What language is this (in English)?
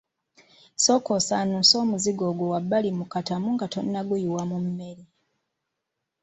Ganda